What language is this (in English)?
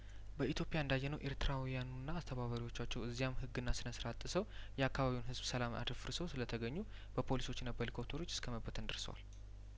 Amharic